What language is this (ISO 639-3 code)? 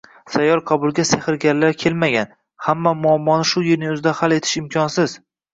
uzb